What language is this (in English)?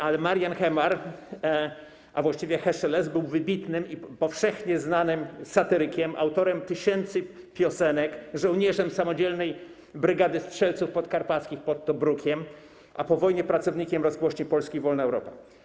Polish